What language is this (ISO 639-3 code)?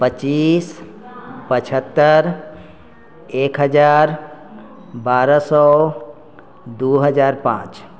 mai